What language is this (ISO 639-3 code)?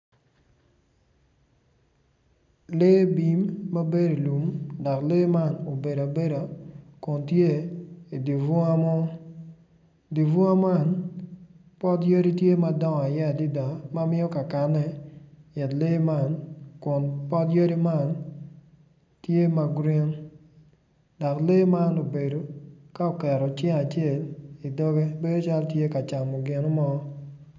ach